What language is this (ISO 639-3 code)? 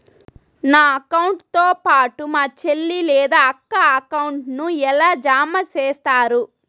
tel